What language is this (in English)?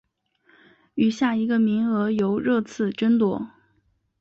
Chinese